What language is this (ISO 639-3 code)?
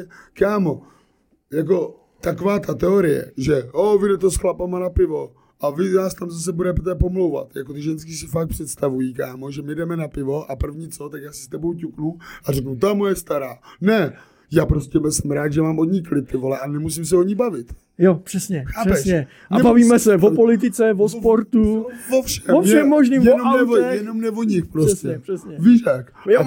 ces